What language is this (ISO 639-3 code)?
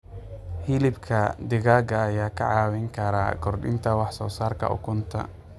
som